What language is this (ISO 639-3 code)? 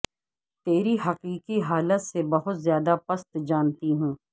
urd